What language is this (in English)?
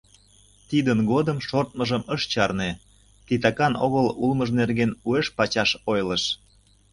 Mari